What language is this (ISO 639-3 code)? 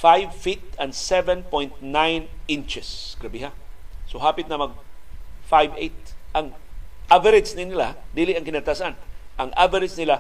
fil